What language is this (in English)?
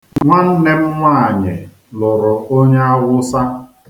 Igbo